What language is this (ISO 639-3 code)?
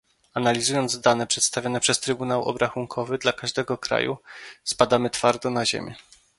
pol